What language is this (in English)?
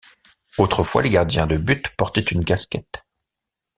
French